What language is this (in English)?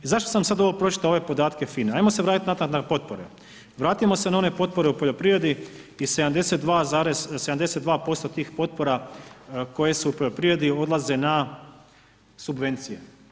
Croatian